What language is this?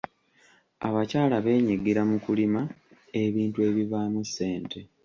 Ganda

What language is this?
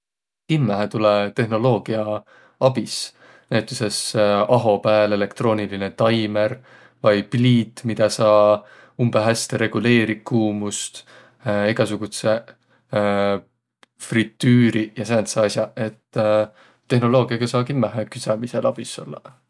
Võro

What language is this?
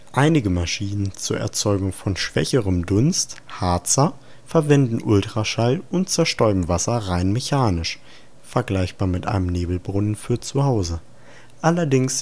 German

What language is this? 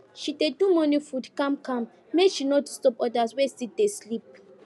Nigerian Pidgin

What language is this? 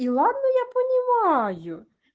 Russian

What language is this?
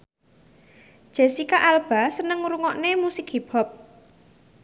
Javanese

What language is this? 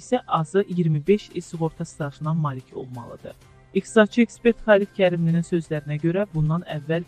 Turkish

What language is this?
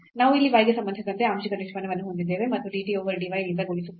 Kannada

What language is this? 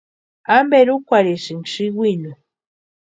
Western Highland Purepecha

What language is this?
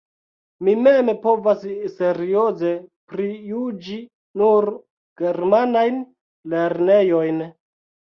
Esperanto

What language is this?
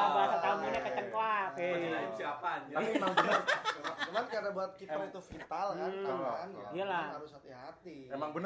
Indonesian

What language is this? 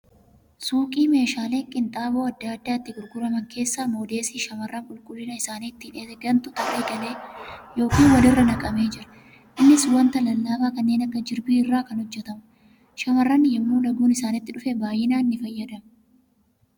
Oromo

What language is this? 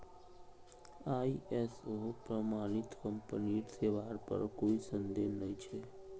Magahi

